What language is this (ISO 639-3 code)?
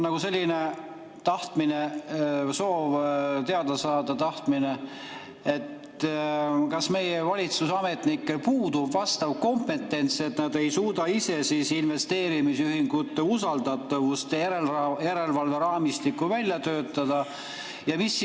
est